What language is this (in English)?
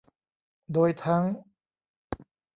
Thai